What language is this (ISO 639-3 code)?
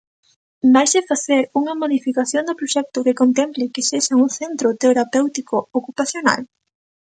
glg